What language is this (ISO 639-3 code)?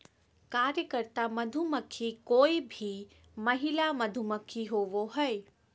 mag